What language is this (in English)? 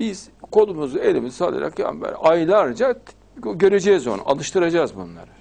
Turkish